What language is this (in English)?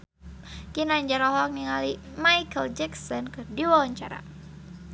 Sundanese